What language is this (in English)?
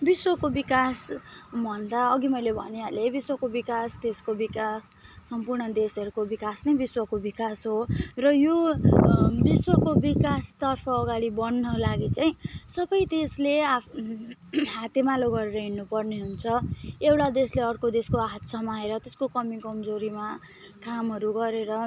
Nepali